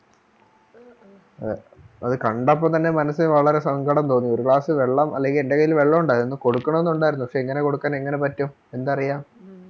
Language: Malayalam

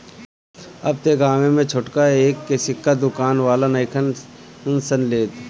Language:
Bhojpuri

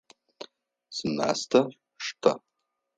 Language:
Adyghe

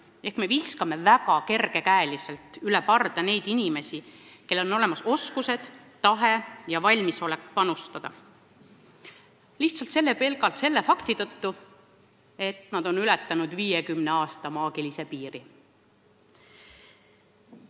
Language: Estonian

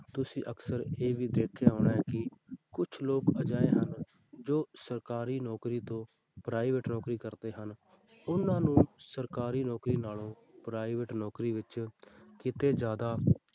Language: Punjabi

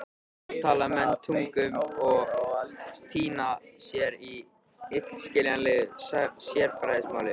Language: Icelandic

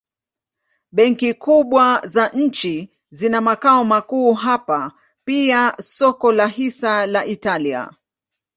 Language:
Swahili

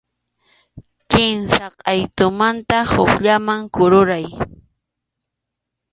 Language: Arequipa-La Unión Quechua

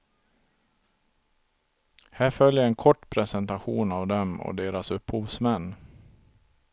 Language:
Swedish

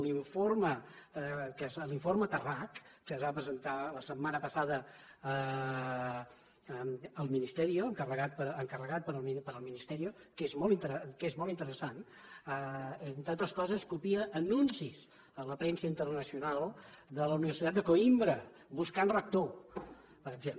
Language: Catalan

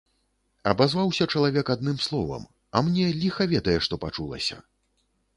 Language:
Belarusian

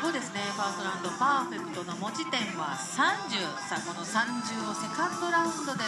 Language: Japanese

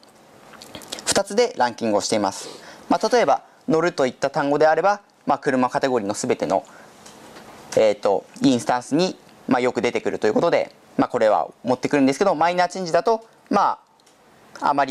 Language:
Japanese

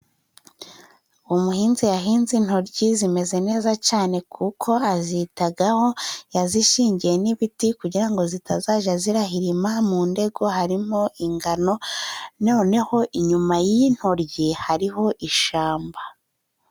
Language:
Kinyarwanda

